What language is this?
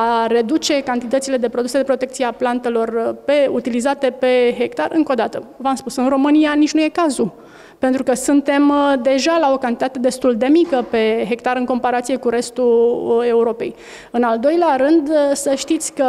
Romanian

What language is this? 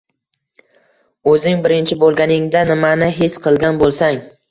Uzbek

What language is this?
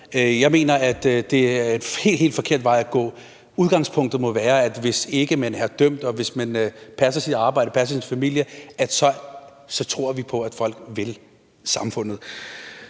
Danish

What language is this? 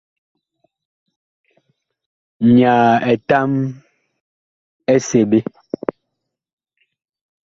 Bakoko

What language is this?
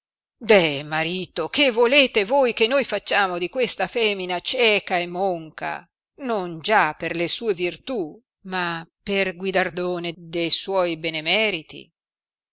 Italian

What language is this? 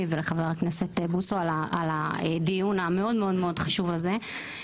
Hebrew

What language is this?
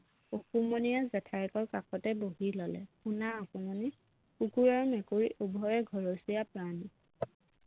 Assamese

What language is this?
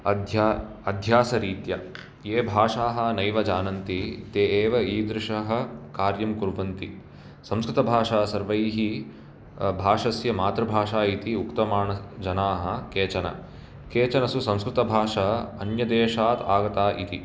Sanskrit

